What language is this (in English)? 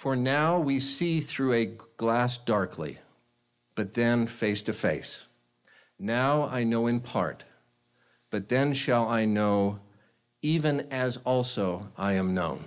English